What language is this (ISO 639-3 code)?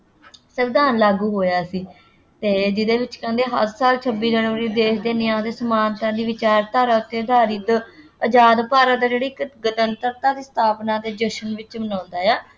pan